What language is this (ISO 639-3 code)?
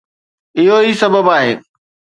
snd